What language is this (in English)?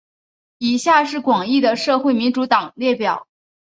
Chinese